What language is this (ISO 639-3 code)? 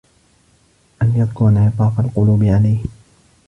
ara